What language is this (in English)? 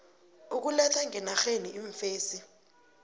South Ndebele